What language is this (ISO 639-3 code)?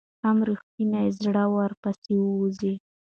pus